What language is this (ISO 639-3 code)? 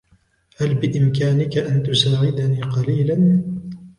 ara